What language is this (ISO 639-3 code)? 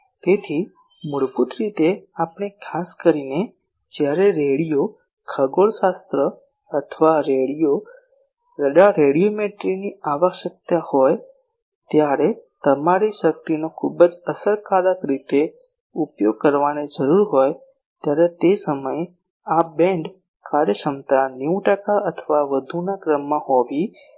guj